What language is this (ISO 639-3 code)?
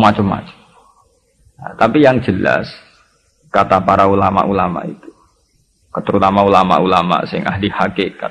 ind